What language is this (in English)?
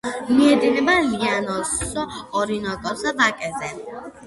Georgian